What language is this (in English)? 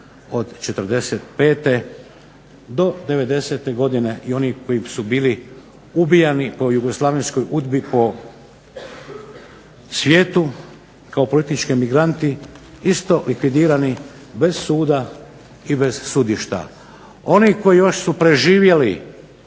Croatian